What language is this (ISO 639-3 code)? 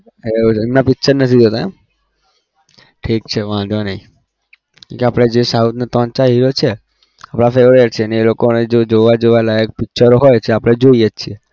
guj